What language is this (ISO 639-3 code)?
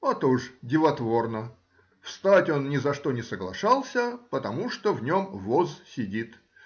rus